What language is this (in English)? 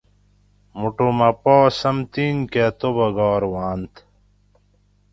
Gawri